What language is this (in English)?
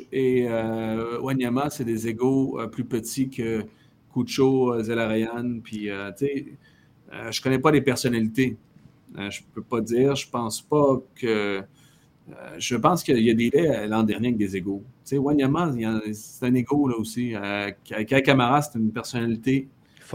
French